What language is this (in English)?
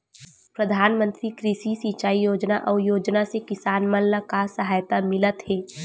Chhattisgarhi